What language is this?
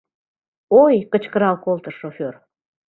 Mari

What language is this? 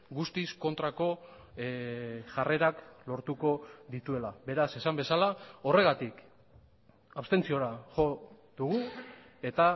Basque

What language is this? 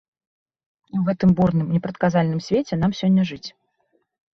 Belarusian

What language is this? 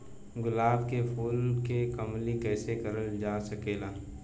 Bhojpuri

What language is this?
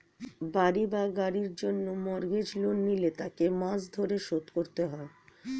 Bangla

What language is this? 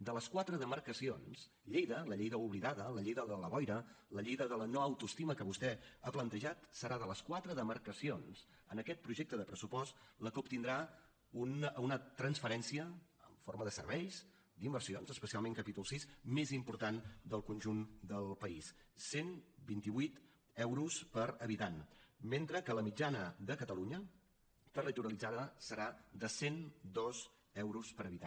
Catalan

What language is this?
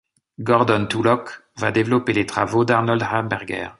French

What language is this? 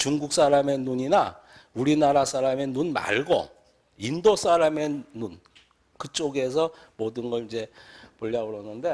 Korean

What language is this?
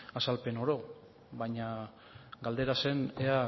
Basque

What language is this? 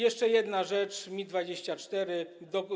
Polish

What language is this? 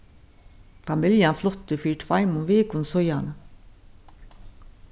Faroese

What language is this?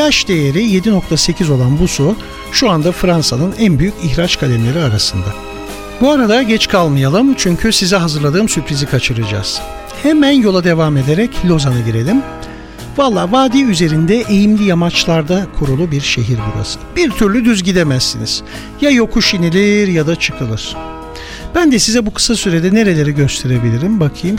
Turkish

